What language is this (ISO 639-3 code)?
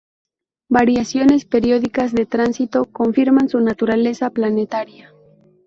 spa